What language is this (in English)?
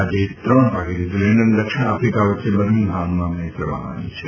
Gujarati